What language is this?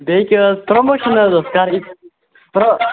Kashmiri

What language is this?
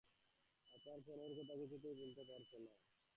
Bangla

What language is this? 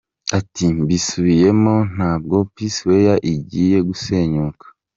Kinyarwanda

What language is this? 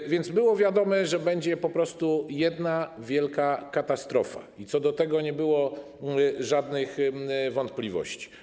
Polish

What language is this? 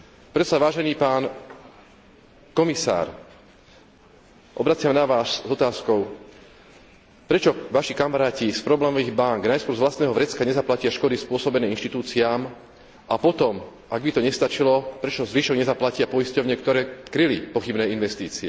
Slovak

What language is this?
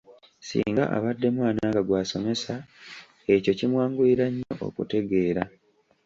Ganda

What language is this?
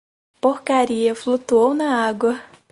Portuguese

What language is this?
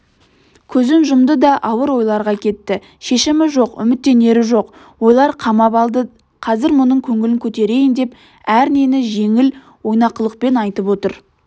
Kazakh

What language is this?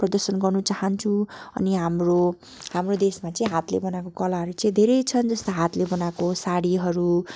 Nepali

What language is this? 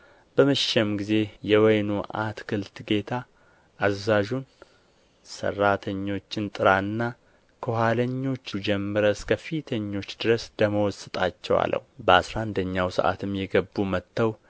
Amharic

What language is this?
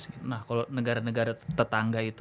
Indonesian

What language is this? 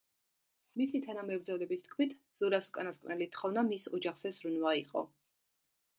Georgian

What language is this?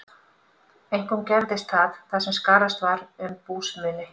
Icelandic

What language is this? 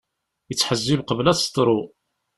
Kabyle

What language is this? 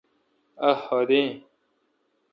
Kalkoti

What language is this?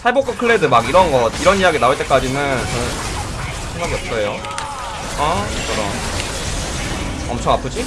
Korean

